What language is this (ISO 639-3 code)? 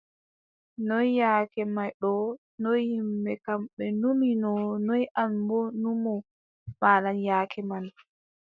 fub